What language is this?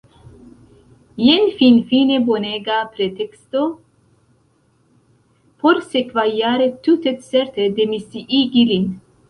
Esperanto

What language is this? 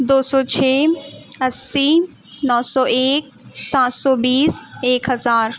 Urdu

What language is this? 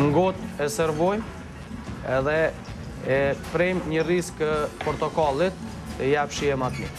Romanian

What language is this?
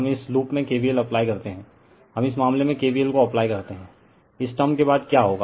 Hindi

